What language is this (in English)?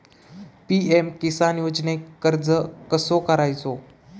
Marathi